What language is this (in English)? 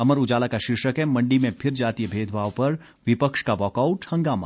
Hindi